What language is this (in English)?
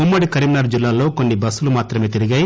Telugu